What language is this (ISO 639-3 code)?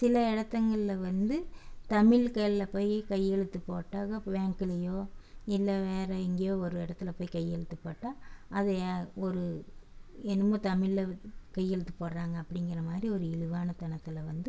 tam